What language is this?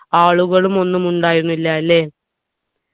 Malayalam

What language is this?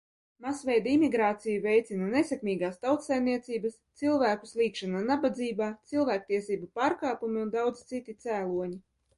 Latvian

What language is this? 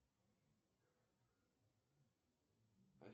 Russian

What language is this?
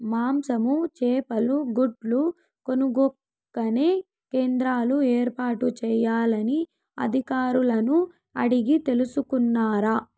Telugu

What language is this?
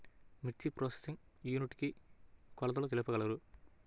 Telugu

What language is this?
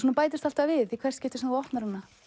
Icelandic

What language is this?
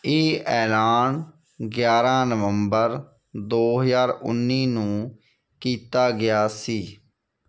Punjabi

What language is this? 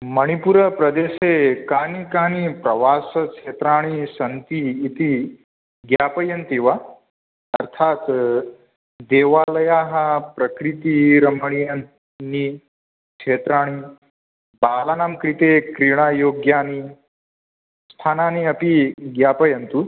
Sanskrit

